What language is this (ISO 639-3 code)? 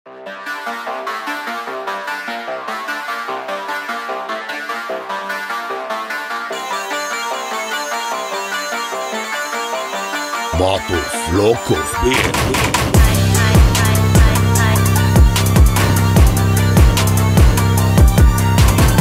tha